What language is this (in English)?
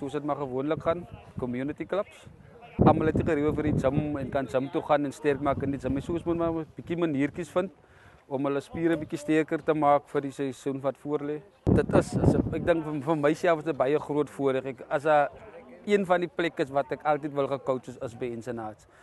Dutch